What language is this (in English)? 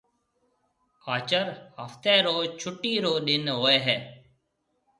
Marwari (Pakistan)